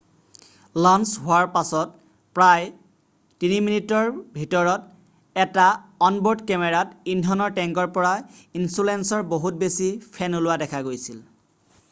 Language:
Assamese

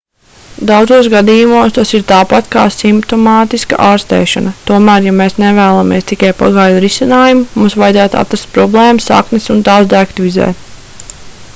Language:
Latvian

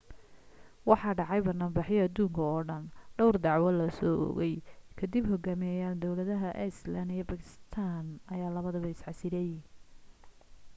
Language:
Somali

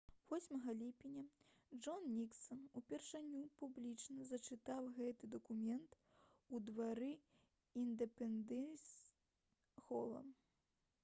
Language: Belarusian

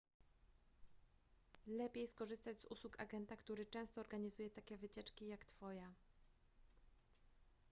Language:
Polish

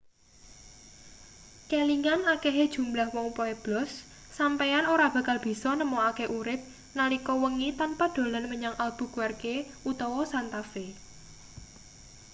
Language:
Javanese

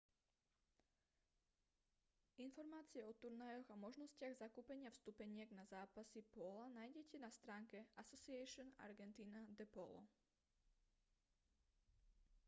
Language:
Slovak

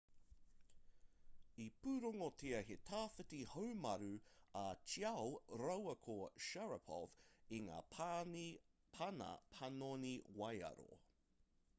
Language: Māori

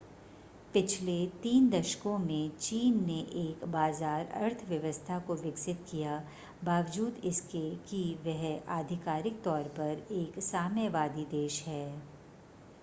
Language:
Hindi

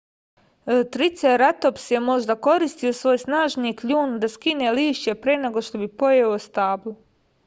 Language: Serbian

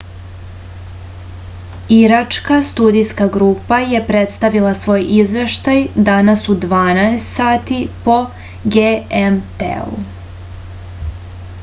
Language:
Serbian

